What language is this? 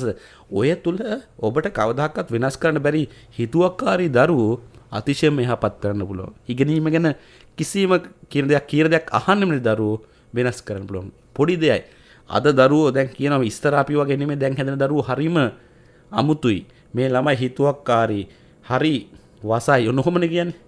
Indonesian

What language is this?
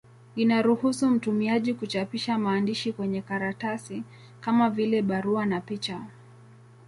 Swahili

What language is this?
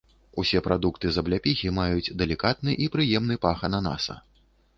Belarusian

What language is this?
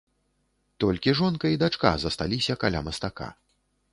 Belarusian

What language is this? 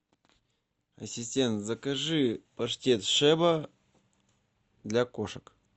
Russian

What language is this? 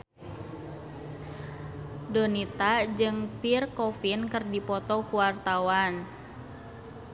Sundanese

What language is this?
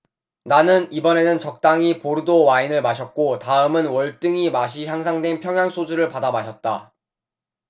Korean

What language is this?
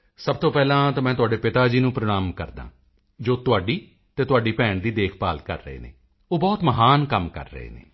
Punjabi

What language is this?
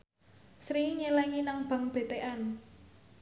Javanese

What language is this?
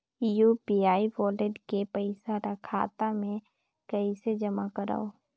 Chhattisgarhi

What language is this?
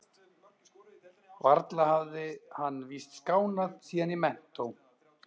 Icelandic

